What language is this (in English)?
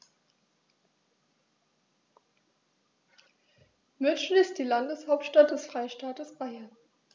German